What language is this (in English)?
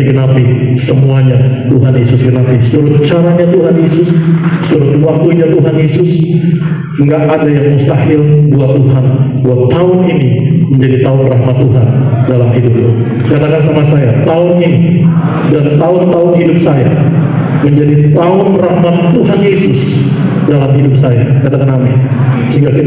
Indonesian